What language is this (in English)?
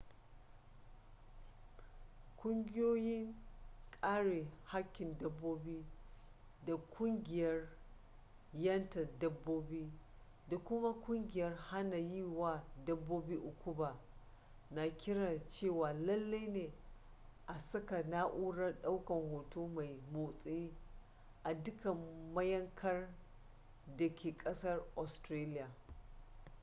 Hausa